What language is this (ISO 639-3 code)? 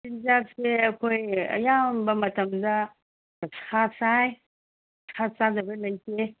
mni